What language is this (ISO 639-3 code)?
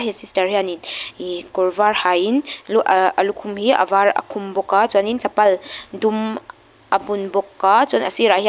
lus